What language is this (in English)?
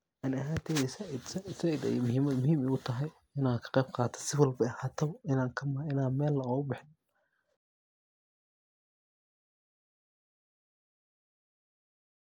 Somali